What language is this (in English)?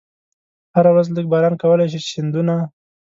Pashto